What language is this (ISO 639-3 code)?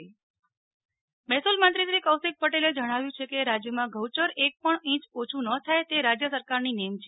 guj